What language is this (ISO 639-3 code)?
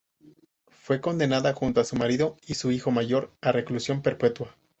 spa